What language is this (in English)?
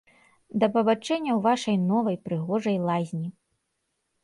Belarusian